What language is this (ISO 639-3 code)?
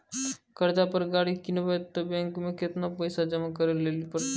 mai